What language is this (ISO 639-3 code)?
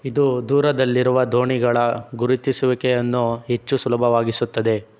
kan